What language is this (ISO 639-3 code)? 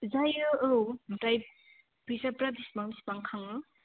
brx